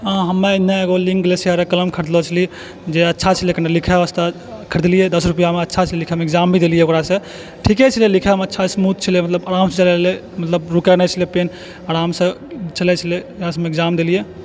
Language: Maithili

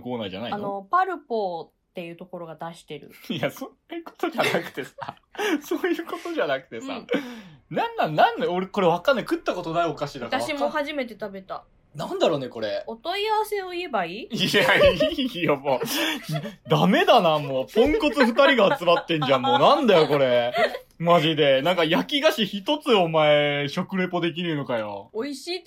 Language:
Japanese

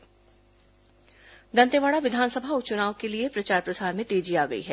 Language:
Hindi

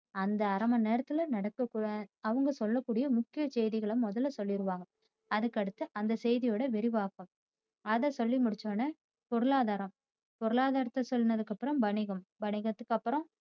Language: Tamil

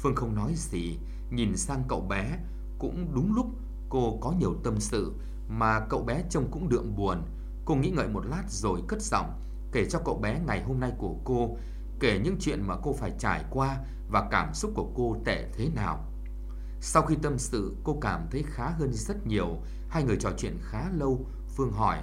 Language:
Vietnamese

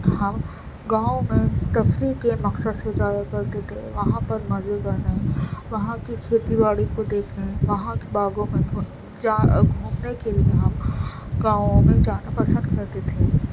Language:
Urdu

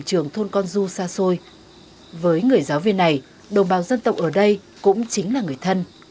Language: Vietnamese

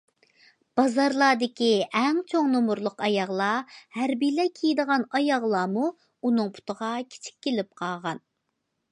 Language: Uyghur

